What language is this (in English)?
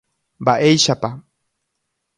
Guarani